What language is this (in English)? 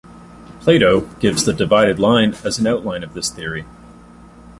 English